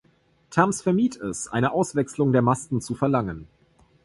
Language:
German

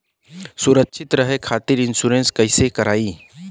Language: Bhojpuri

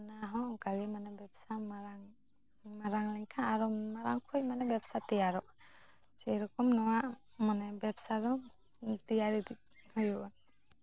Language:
Santali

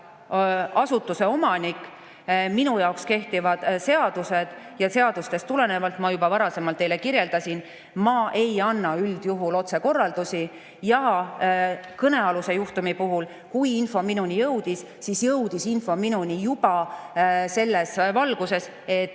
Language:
Estonian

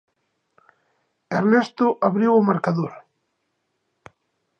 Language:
Galician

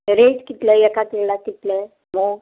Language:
Konkani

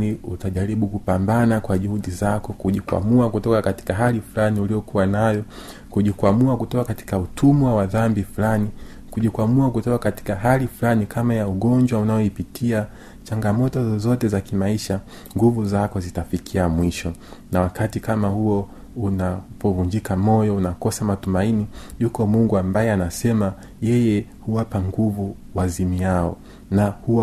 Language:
Swahili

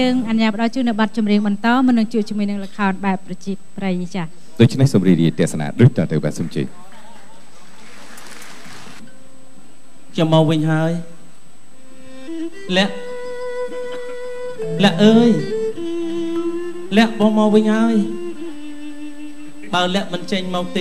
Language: Thai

